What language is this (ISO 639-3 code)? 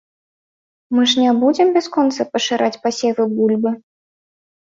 bel